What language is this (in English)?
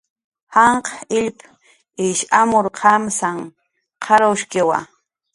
Jaqaru